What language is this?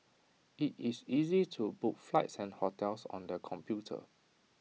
English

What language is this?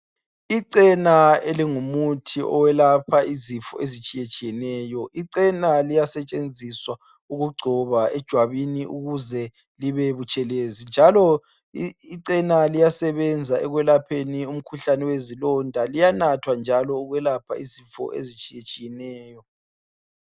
North Ndebele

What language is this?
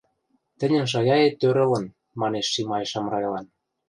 Western Mari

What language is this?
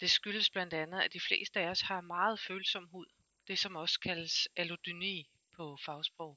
Danish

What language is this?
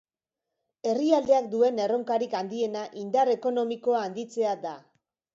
Basque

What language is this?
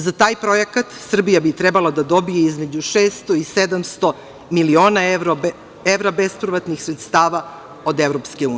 Serbian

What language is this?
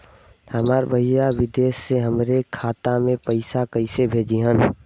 Bhojpuri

